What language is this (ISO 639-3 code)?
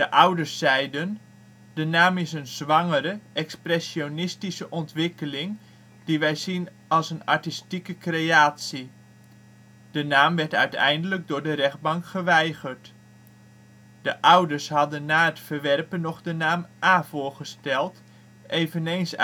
nld